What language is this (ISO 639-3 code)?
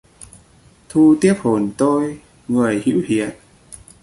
vie